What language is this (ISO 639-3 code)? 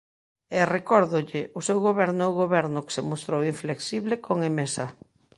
glg